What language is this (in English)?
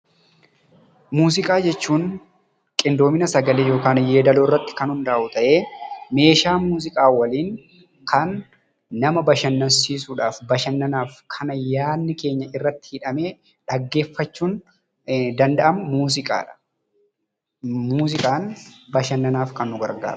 Oromo